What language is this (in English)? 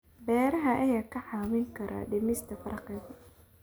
Somali